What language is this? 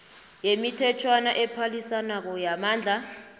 South Ndebele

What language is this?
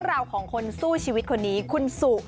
Thai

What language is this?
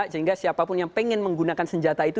Indonesian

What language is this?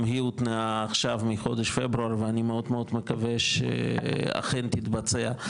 Hebrew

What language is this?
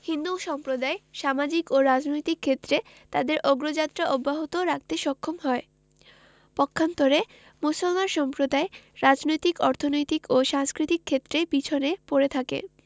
Bangla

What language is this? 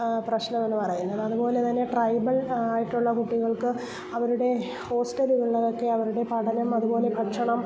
Malayalam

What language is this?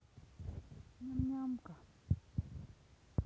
Russian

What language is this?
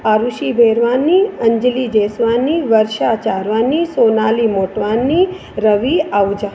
Sindhi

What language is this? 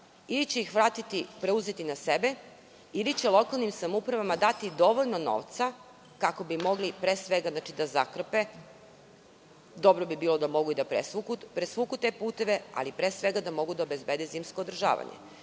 Serbian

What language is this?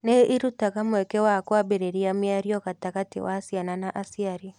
Kikuyu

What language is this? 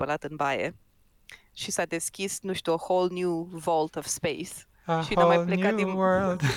Romanian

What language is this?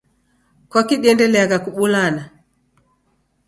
Taita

